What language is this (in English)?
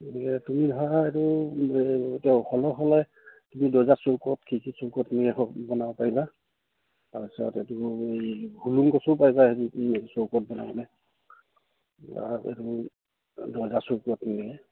Assamese